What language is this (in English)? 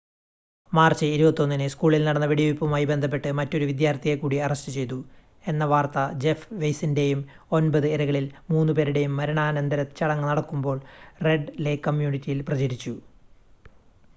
Malayalam